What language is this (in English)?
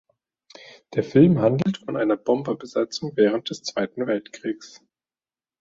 German